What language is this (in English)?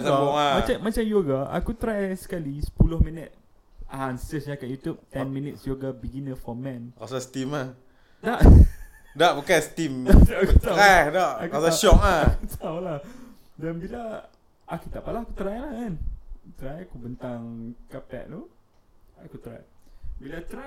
Malay